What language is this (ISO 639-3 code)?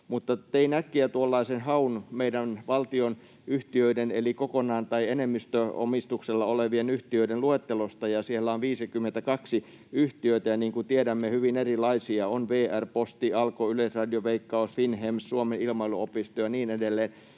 fin